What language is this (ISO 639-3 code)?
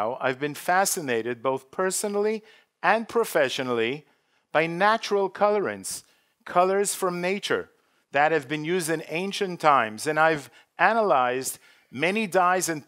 eng